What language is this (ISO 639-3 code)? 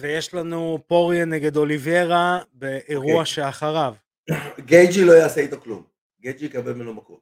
heb